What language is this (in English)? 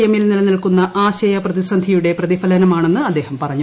Malayalam